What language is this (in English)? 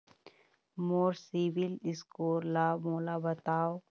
Chhattisgarhi